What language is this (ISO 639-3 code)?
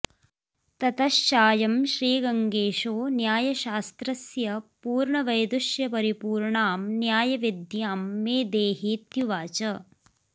san